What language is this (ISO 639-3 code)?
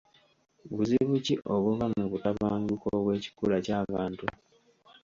lug